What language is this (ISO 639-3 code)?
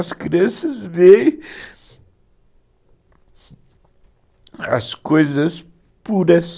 por